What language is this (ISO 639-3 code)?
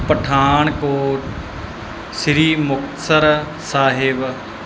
pan